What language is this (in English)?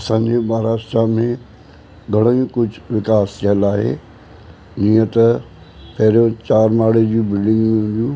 Sindhi